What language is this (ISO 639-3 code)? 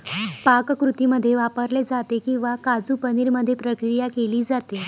mar